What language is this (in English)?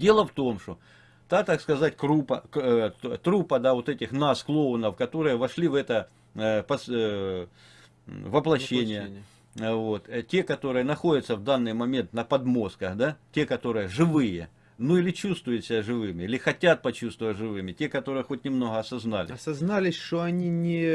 Russian